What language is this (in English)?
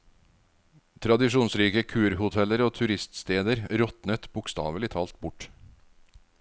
Norwegian